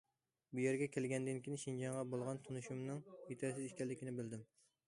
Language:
Uyghur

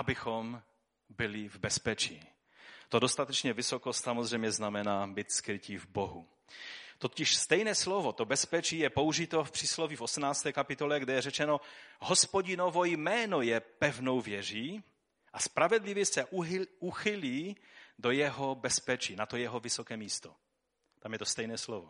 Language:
Czech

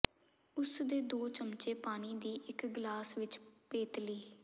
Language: Punjabi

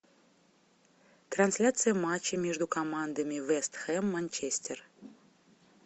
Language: Russian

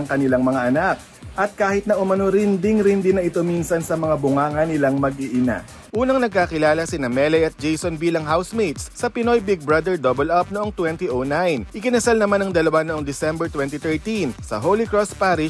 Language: Filipino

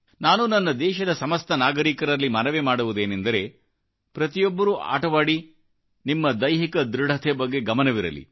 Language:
Kannada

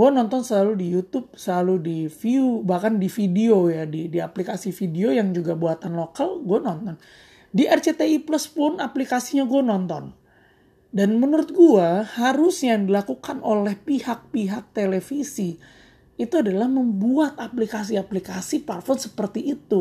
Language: Indonesian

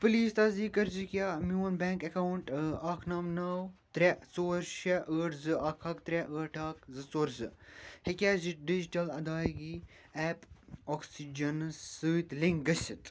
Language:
Kashmiri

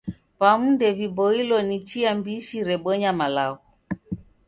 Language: Taita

